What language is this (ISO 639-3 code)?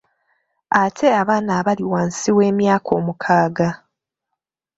lug